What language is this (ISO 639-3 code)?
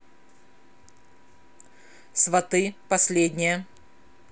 rus